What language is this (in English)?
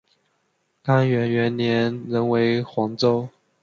Chinese